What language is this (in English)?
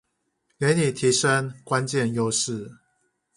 Chinese